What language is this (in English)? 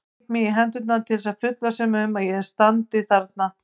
Icelandic